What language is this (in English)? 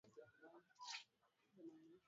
Swahili